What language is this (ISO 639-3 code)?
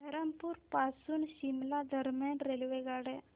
mar